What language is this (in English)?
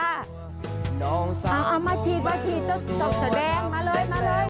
Thai